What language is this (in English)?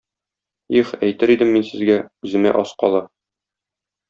Tatar